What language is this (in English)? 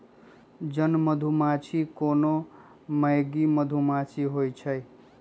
Magahi